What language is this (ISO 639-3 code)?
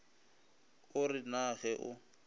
nso